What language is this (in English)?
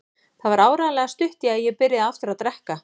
Icelandic